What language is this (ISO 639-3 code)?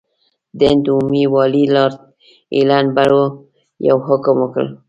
pus